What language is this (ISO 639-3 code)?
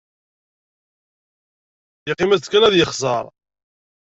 kab